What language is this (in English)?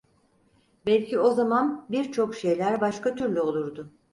Turkish